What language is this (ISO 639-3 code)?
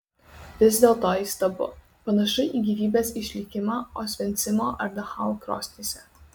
lit